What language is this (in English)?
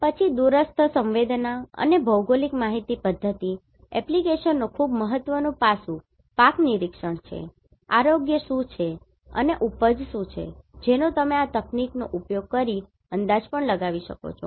Gujarati